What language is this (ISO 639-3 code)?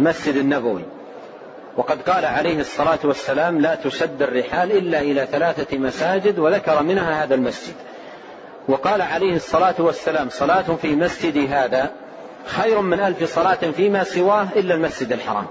ara